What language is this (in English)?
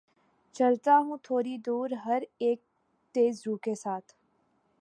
Urdu